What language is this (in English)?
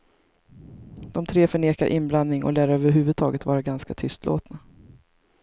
Swedish